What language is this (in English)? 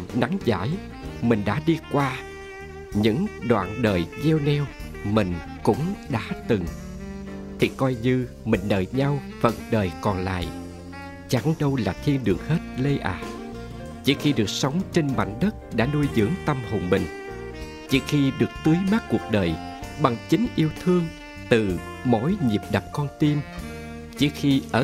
Vietnamese